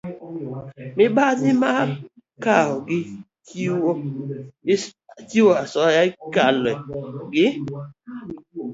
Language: Luo (Kenya and Tanzania)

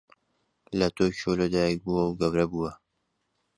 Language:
Central Kurdish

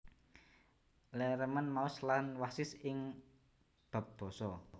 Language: Javanese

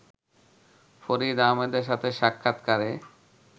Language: Bangla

